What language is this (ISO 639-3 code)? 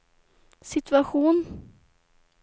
swe